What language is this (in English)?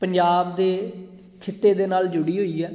Punjabi